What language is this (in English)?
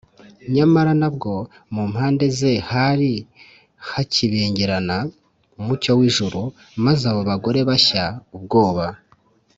Kinyarwanda